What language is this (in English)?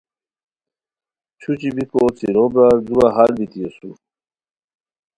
Khowar